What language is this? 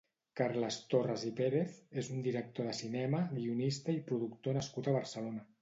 Catalan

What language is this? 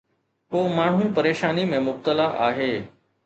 Sindhi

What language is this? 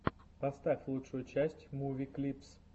Russian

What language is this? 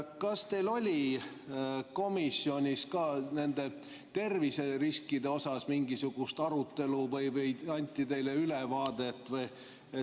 Estonian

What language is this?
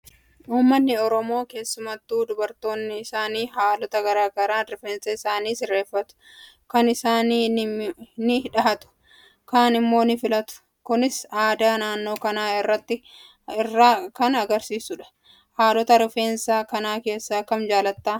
Oromo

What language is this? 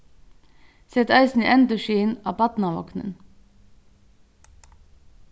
Faroese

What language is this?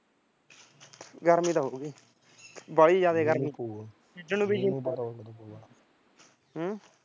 Punjabi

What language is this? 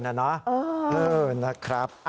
Thai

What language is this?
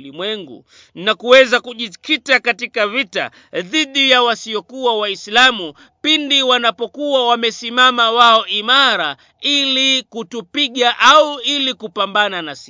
Swahili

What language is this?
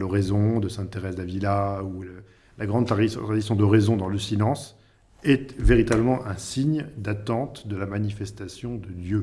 French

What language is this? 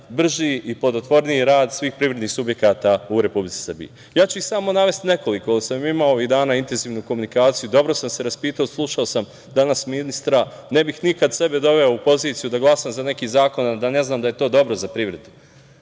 Serbian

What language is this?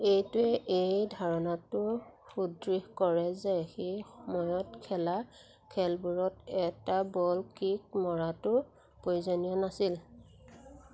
Assamese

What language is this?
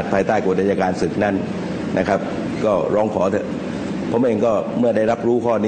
Thai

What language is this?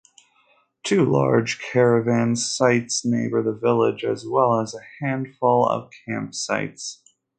English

